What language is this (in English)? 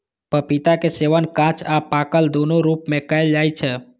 Maithili